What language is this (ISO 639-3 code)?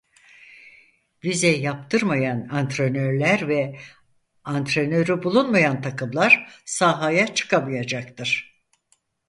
tur